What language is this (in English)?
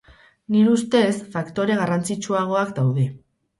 Basque